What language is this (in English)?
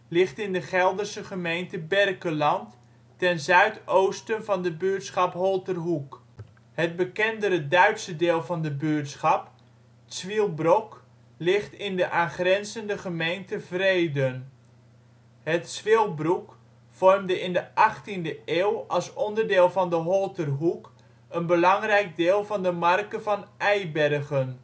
Dutch